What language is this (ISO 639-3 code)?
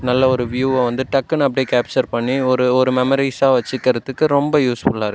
tam